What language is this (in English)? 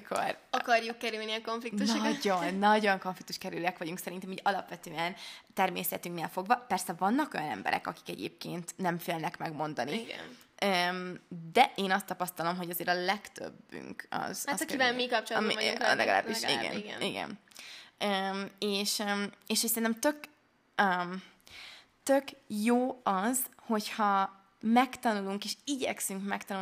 Hungarian